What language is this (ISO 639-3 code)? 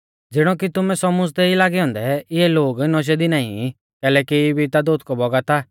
bfz